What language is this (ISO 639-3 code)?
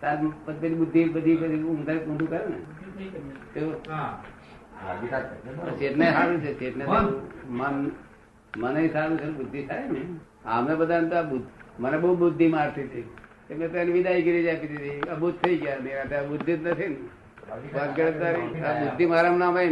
guj